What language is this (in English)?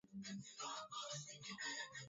Swahili